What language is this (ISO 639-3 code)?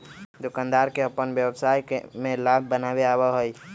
mag